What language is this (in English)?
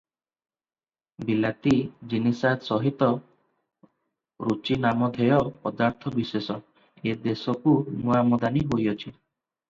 Odia